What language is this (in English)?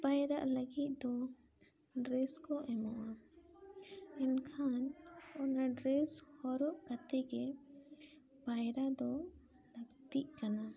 Santali